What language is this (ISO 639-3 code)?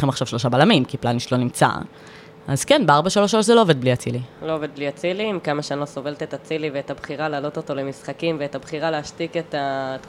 heb